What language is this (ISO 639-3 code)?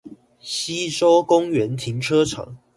zho